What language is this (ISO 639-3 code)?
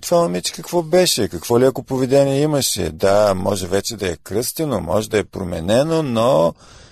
bul